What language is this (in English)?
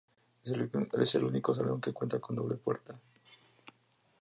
Spanish